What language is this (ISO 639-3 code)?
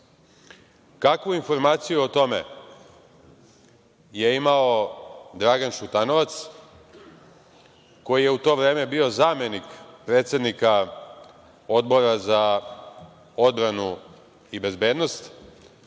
srp